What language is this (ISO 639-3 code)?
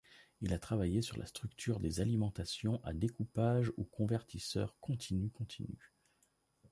fra